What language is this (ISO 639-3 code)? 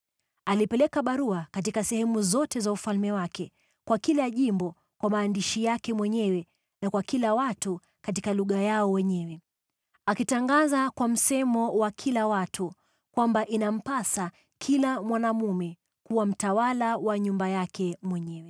swa